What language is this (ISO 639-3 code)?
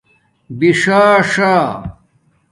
dmk